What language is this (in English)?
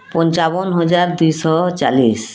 Odia